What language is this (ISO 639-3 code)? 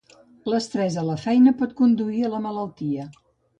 cat